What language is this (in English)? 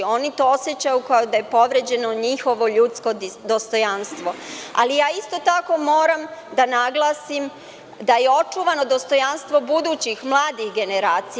Serbian